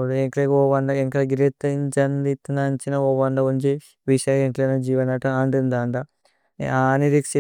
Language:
Tulu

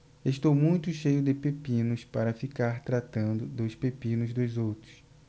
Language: Portuguese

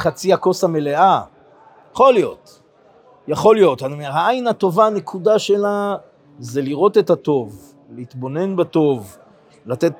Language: Hebrew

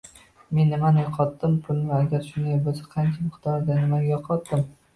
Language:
Uzbek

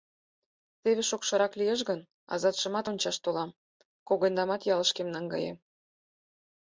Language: Mari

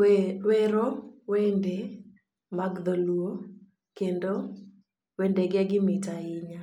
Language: Luo (Kenya and Tanzania)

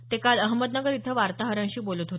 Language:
Marathi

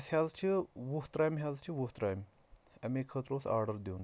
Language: Kashmiri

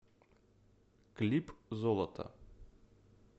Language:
Russian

